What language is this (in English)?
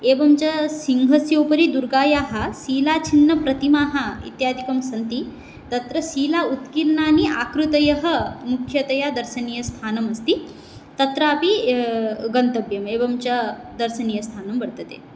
Sanskrit